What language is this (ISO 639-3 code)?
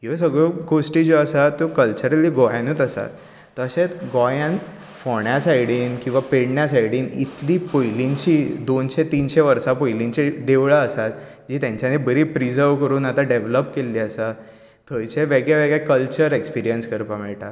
kok